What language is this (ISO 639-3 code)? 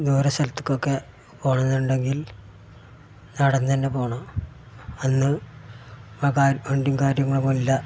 mal